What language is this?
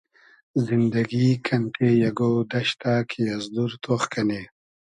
Hazaragi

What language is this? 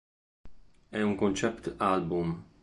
Italian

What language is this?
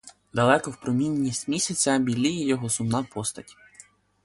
Ukrainian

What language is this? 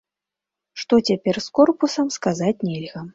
Belarusian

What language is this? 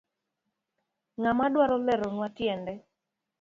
Luo (Kenya and Tanzania)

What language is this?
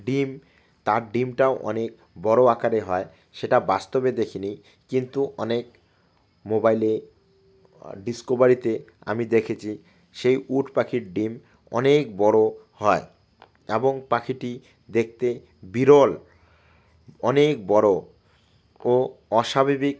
Bangla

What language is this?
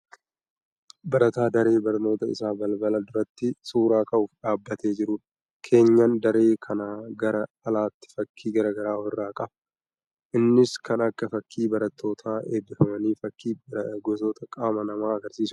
Oromo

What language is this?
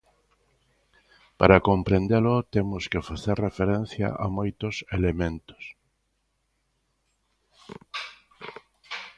Galician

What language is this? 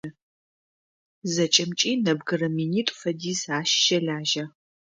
Adyghe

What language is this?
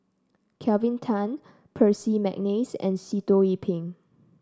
English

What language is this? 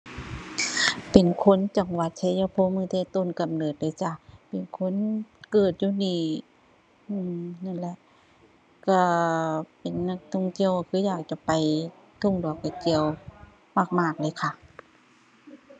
Thai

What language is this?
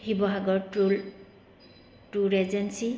Assamese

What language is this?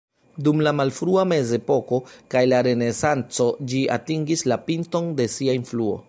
Esperanto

